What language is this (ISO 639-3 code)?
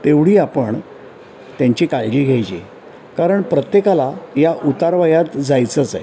mar